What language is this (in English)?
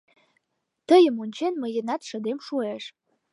Mari